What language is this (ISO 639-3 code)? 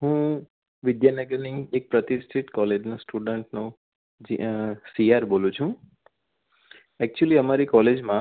guj